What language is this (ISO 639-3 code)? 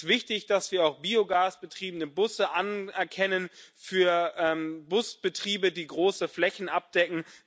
deu